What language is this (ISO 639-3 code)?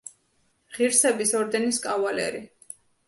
kat